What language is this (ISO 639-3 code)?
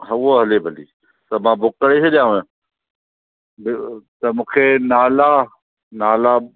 snd